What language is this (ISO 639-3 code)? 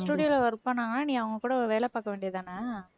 tam